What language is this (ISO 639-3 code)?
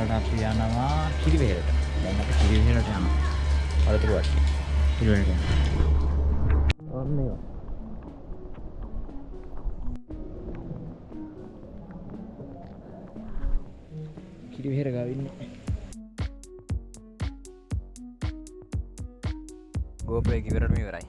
ind